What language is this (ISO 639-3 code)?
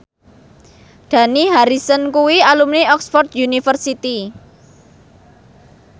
jav